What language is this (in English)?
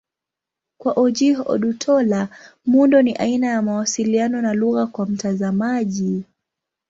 Swahili